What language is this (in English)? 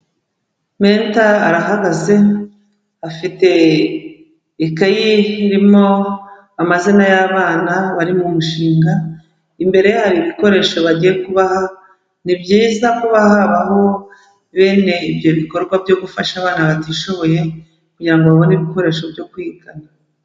Kinyarwanda